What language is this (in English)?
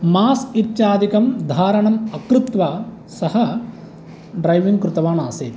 Sanskrit